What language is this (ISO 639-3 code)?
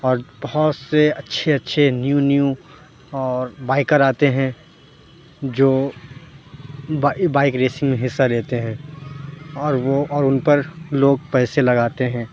urd